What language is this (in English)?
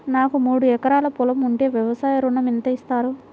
Telugu